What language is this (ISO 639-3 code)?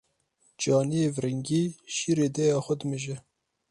kur